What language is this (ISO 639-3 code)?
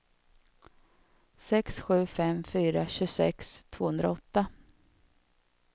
swe